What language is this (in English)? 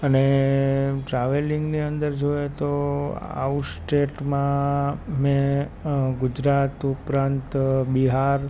Gujarati